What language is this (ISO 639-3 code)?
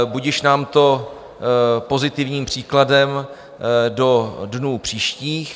ces